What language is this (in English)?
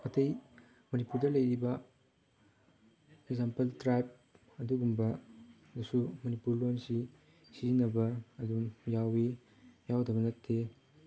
Manipuri